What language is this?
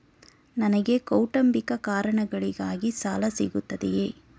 Kannada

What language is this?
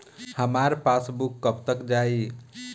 Bhojpuri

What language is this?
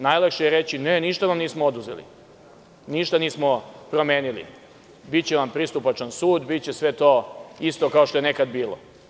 Serbian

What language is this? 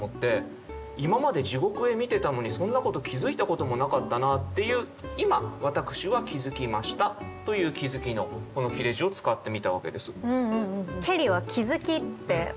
Japanese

